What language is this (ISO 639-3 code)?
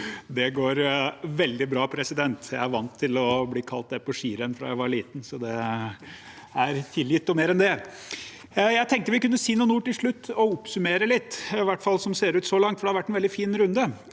nor